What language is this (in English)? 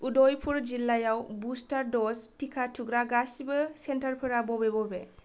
Bodo